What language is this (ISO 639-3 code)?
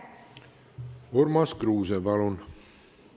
est